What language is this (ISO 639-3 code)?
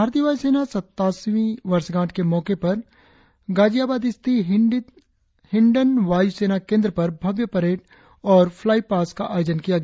hin